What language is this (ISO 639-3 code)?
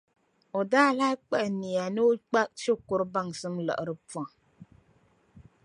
dag